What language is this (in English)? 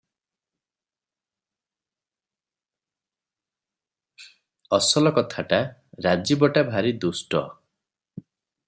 Odia